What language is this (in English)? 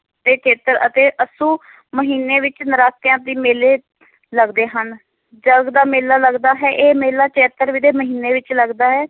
Punjabi